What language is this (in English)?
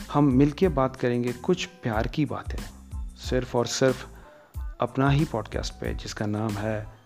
Hindi